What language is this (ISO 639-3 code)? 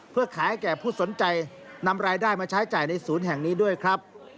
tha